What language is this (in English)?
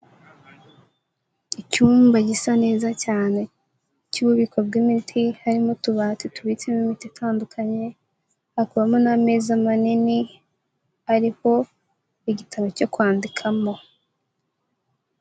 Kinyarwanda